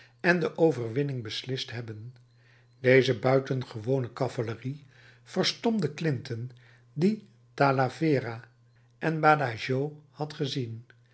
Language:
Dutch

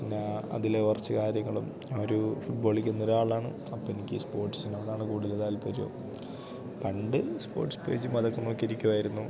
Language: Malayalam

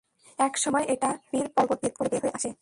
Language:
Bangla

